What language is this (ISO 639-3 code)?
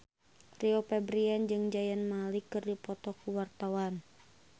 sun